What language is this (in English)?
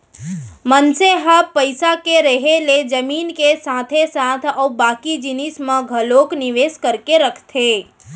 Chhattisgarhi